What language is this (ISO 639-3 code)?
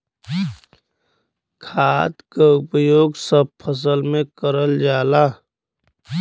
bho